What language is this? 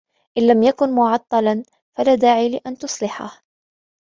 Arabic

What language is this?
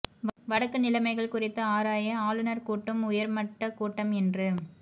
Tamil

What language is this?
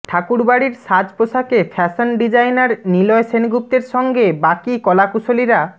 Bangla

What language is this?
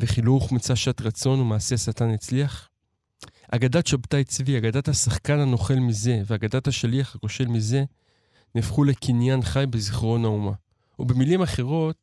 Hebrew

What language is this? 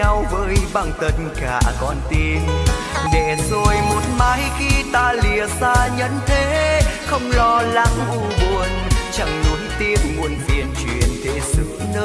Vietnamese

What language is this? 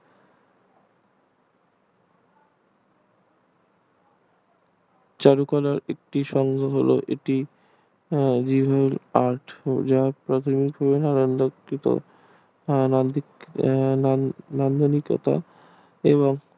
Bangla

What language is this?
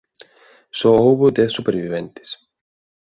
Galician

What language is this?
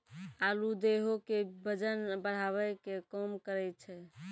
Maithili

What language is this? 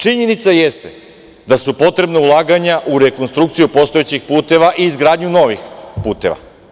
Serbian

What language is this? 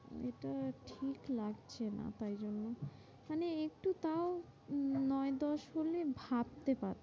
Bangla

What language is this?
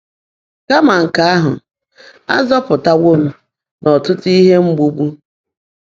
Igbo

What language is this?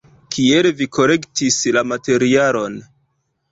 Esperanto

